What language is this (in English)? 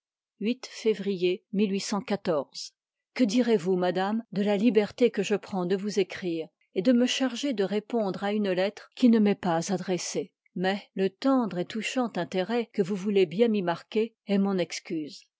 French